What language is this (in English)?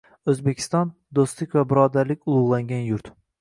Uzbek